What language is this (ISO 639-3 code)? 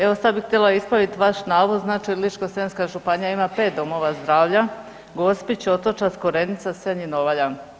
hrv